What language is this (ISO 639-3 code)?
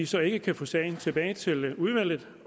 dan